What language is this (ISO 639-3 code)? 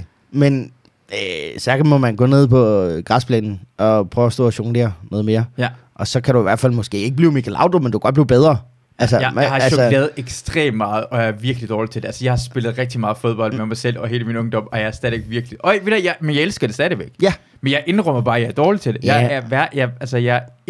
dan